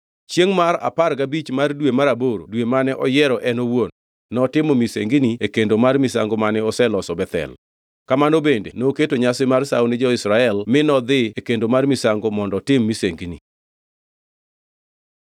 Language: Luo (Kenya and Tanzania)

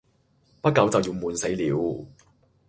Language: Cantonese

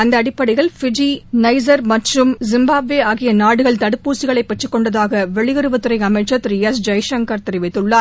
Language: Tamil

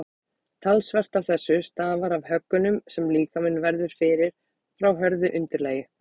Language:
Icelandic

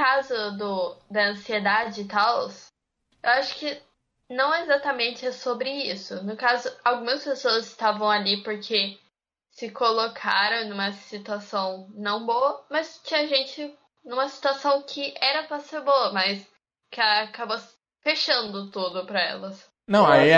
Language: Portuguese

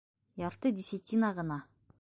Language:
Bashkir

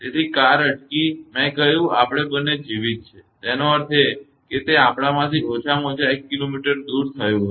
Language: Gujarati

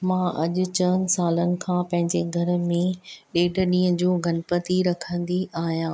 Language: Sindhi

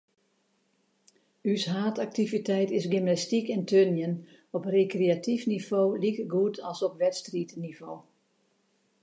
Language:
Western Frisian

